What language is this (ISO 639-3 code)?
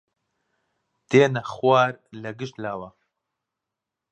ckb